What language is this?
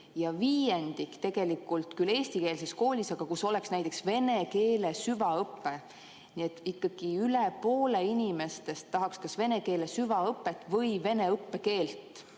Estonian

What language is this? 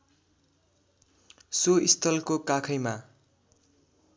Nepali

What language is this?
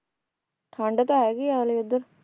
Punjabi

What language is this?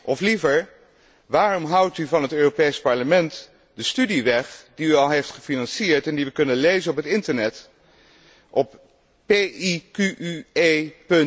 Dutch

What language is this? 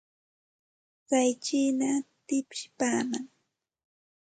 Santa Ana de Tusi Pasco Quechua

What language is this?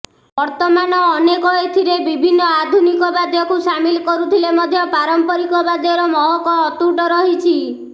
Odia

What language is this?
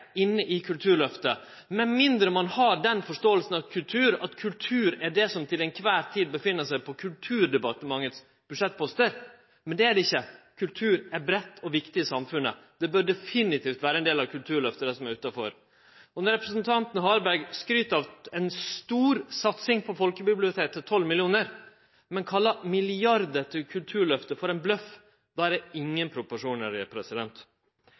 Norwegian Nynorsk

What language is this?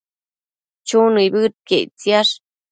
Matsés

